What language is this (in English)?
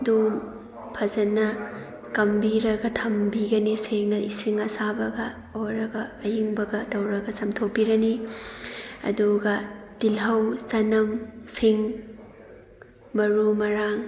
Manipuri